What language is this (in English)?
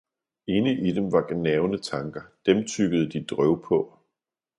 Danish